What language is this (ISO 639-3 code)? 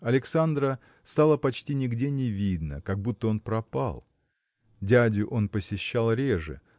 rus